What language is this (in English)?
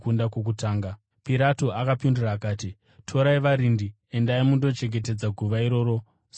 Shona